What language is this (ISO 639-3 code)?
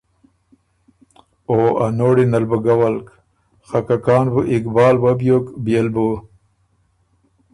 oru